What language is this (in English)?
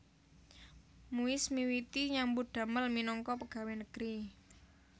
Javanese